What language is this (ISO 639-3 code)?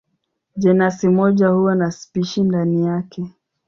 swa